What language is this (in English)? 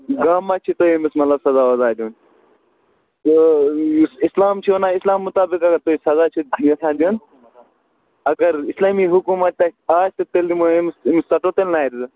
Kashmiri